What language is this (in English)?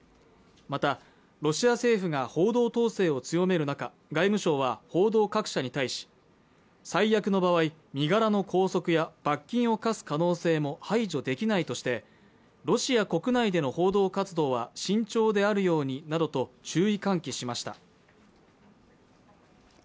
Japanese